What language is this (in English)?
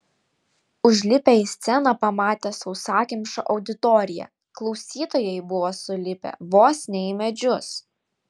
Lithuanian